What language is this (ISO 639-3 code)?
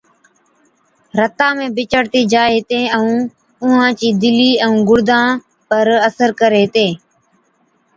odk